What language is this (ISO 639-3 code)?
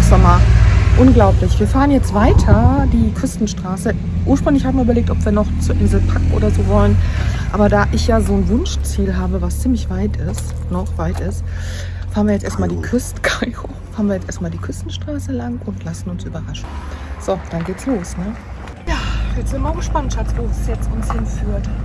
deu